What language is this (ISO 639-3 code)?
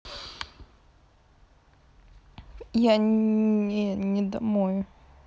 rus